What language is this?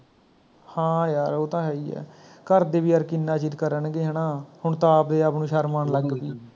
Punjabi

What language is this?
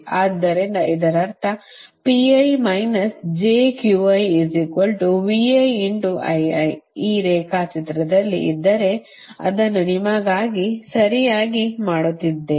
Kannada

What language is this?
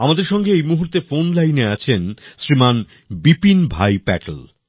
Bangla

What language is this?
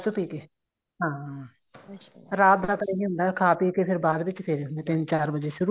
Punjabi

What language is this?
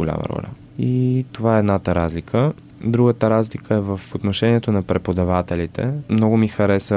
Bulgarian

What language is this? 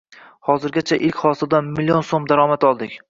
Uzbek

